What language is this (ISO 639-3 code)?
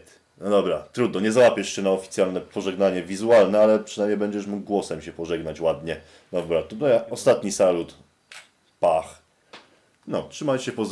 pol